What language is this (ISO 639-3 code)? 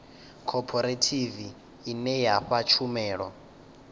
ven